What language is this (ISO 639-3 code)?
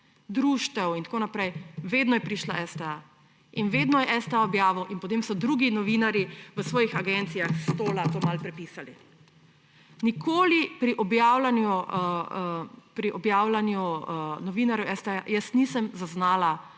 slv